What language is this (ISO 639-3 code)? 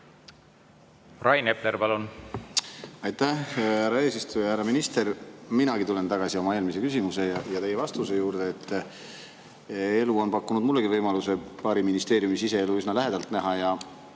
est